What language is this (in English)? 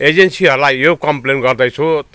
Nepali